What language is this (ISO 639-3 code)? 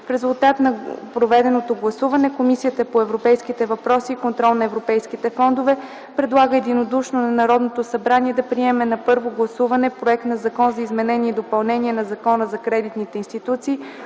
bul